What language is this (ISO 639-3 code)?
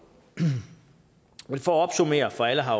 dan